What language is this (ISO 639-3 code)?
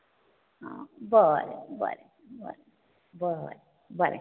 kok